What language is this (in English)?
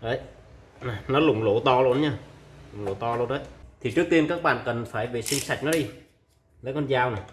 Vietnamese